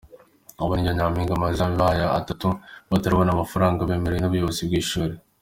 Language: Kinyarwanda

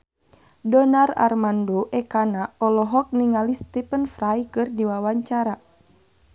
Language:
Sundanese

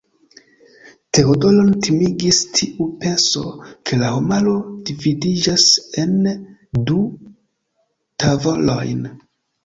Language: Esperanto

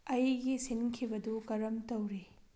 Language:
Manipuri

